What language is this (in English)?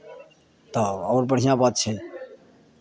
Maithili